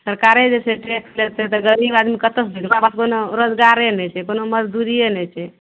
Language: Maithili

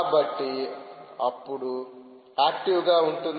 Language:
Telugu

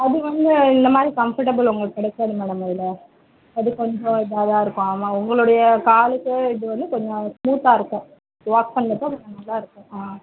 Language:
Tamil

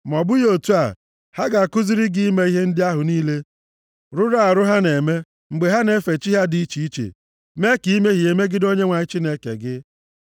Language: Igbo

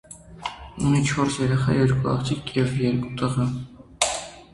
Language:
Armenian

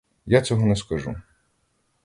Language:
Ukrainian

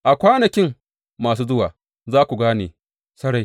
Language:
Hausa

